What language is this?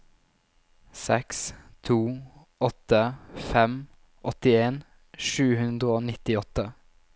Norwegian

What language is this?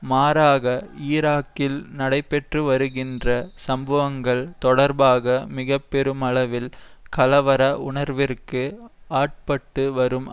Tamil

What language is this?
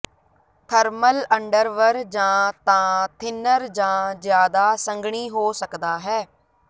Punjabi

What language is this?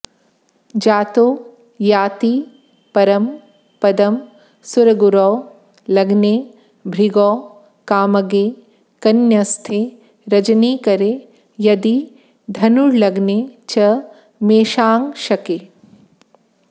Sanskrit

